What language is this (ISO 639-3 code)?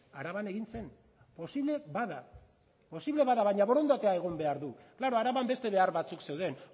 eus